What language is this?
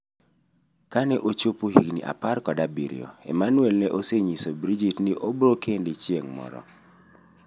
Luo (Kenya and Tanzania)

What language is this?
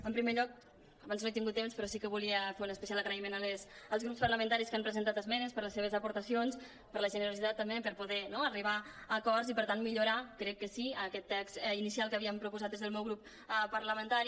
Catalan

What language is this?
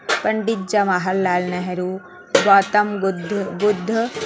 Hindi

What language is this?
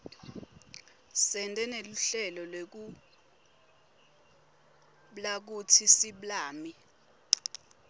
Swati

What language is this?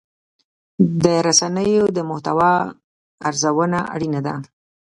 Pashto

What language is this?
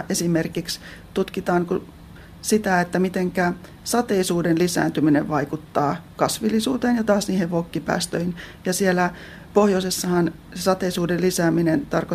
Finnish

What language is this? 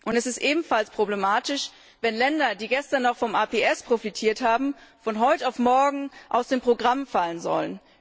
German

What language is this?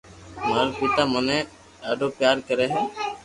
Loarki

